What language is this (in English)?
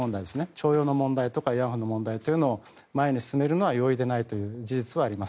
Japanese